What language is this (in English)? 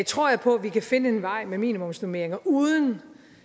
Danish